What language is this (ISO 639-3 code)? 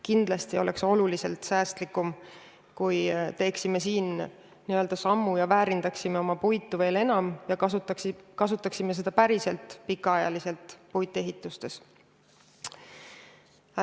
est